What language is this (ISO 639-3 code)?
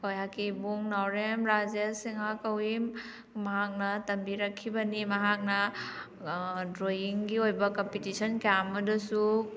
mni